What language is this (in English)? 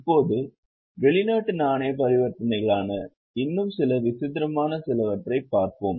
Tamil